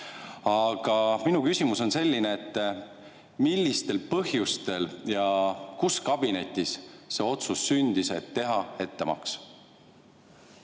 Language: Estonian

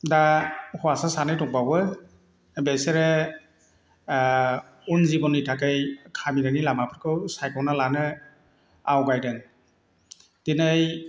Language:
Bodo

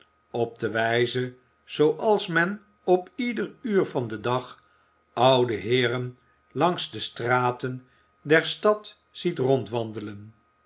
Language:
Dutch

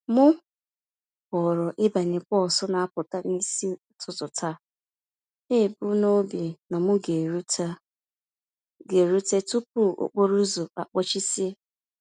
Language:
Igbo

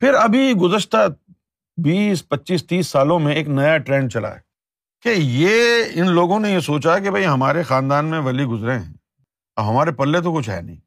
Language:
Urdu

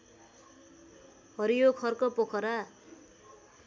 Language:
Nepali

